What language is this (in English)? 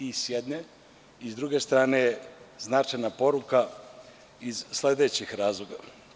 Serbian